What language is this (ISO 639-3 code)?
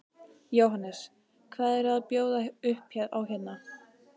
isl